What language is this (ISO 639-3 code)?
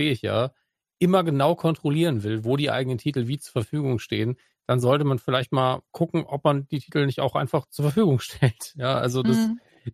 deu